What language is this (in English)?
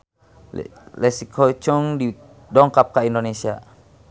Sundanese